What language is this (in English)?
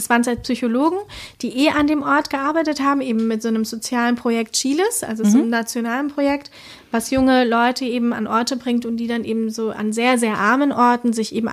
German